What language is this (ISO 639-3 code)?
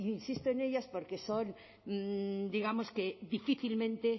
spa